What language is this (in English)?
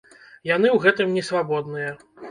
Belarusian